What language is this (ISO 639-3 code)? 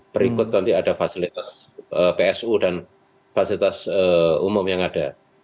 ind